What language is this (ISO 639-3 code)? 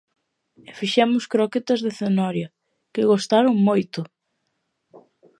glg